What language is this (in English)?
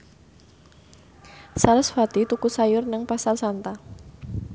Javanese